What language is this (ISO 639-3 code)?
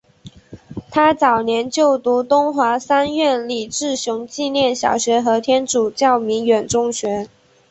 zho